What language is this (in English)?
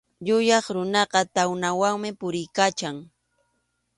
Arequipa-La Unión Quechua